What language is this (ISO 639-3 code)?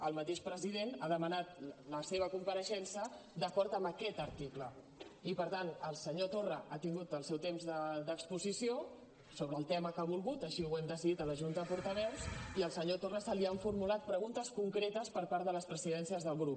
cat